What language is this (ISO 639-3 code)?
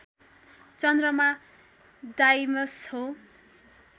nep